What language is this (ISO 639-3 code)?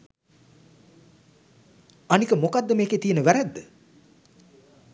sin